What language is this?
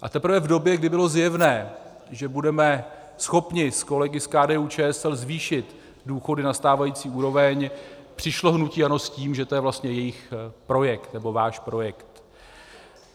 Czech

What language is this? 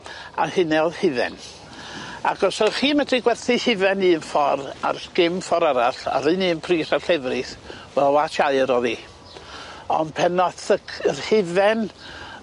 Welsh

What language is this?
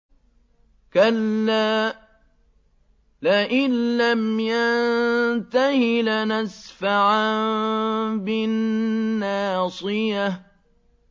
Arabic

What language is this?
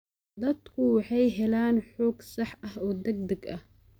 Somali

